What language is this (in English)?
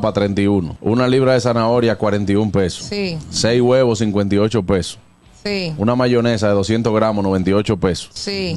Spanish